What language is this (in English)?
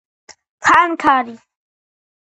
Georgian